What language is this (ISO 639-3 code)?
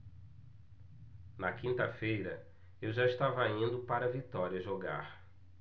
por